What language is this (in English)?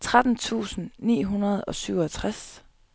Danish